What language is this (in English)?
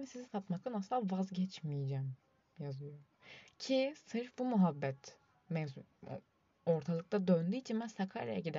Turkish